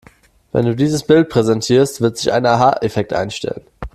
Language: German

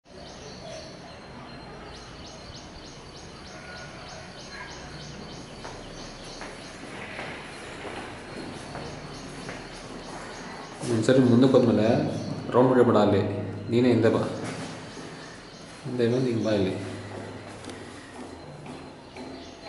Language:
Kannada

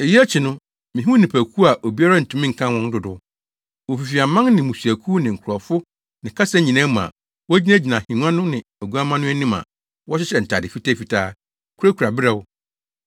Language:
Akan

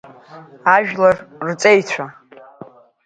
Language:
Abkhazian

